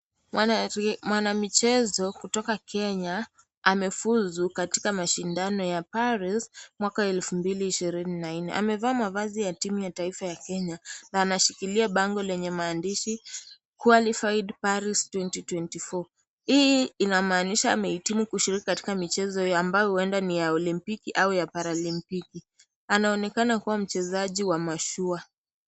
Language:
Swahili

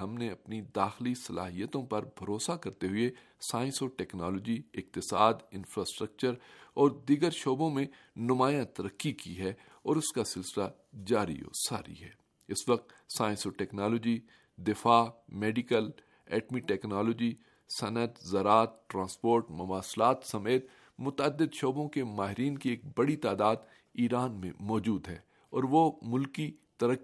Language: Urdu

